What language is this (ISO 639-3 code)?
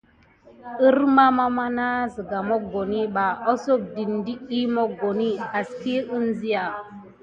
gid